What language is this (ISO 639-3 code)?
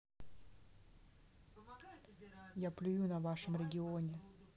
rus